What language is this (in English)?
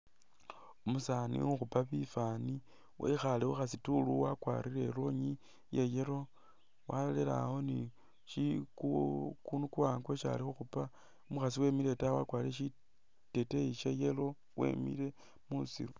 Masaaba